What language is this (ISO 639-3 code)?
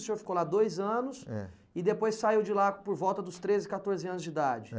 por